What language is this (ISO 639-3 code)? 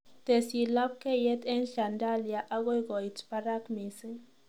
kln